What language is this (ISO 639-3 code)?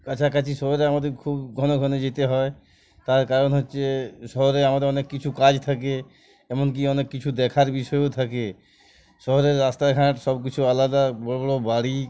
ben